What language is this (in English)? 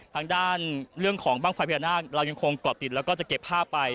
Thai